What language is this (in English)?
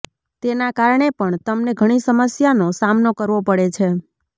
Gujarati